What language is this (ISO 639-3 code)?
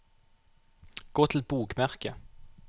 nor